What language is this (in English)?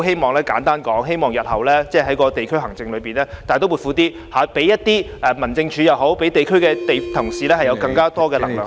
Cantonese